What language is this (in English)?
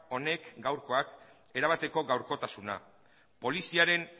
Basque